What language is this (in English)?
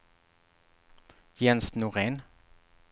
Swedish